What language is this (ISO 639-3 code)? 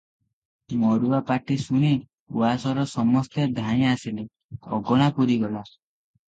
ori